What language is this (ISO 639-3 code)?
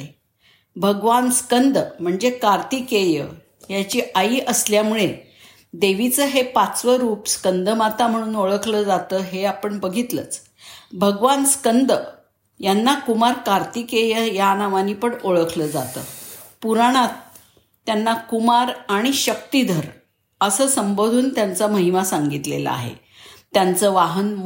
mar